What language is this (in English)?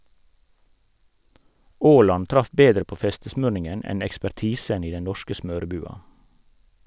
Norwegian